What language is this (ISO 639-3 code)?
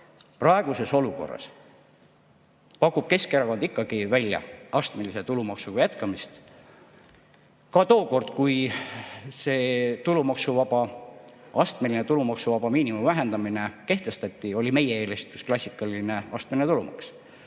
est